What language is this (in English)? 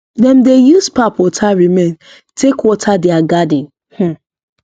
Nigerian Pidgin